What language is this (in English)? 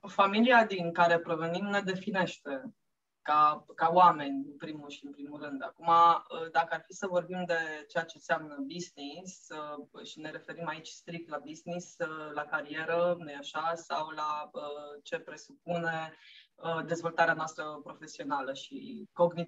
Romanian